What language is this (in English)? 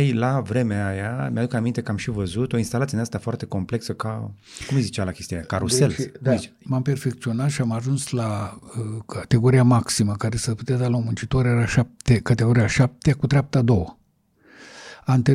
Romanian